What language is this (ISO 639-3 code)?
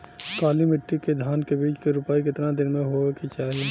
bho